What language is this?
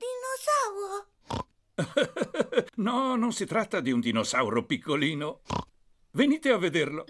Italian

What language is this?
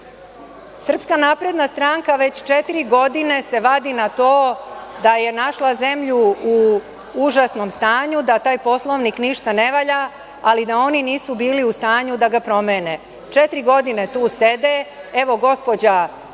Serbian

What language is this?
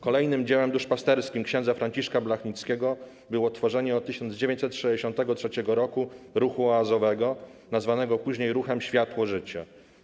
Polish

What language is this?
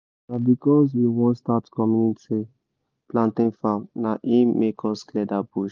Nigerian Pidgin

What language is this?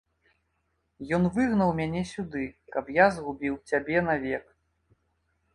Belarusian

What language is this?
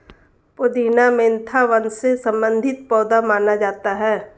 Hindi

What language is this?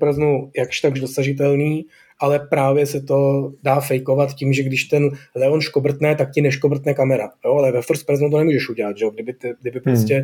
Czech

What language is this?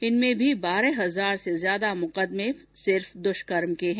Hindi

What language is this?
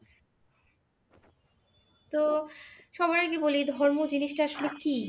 Bangla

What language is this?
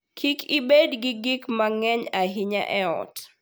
Luo (Kenya and Tanzania)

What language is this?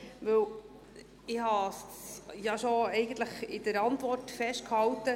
Swiss German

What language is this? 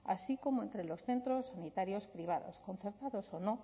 Spanish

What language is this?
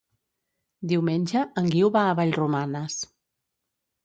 Catalan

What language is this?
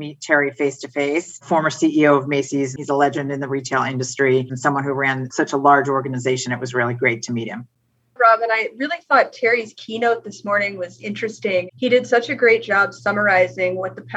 English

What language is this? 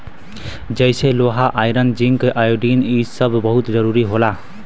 Bhojpuri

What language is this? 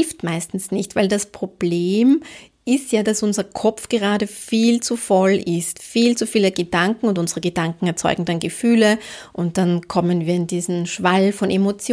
German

